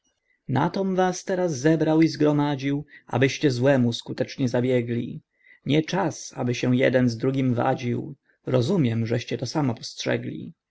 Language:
Polish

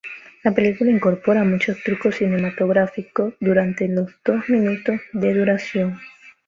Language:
Spanish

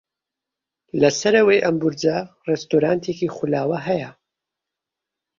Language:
Central Kurdish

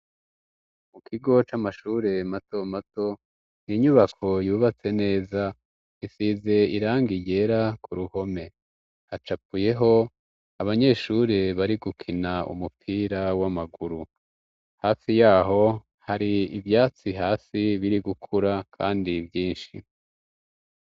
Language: Rundi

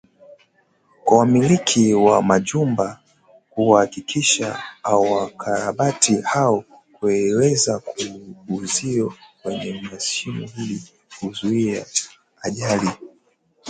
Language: Swahili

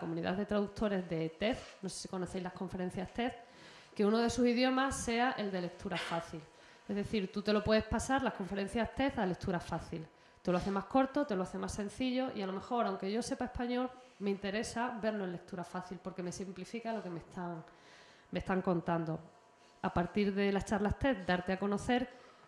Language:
Spanish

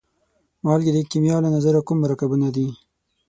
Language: Pashto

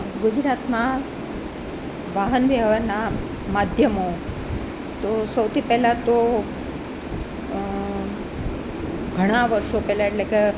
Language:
Gujarati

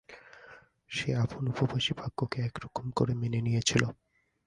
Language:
Bangla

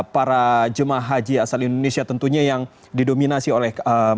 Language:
Indonesian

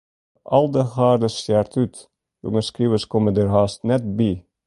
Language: Western Frisian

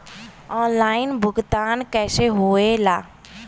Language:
Bhojpuri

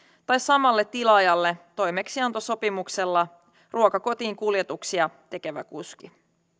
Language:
Finnish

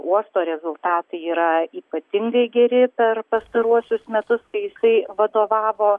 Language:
Lithuanian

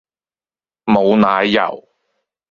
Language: Cantonese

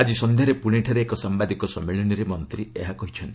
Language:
Odia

